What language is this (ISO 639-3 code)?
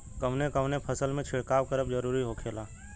bho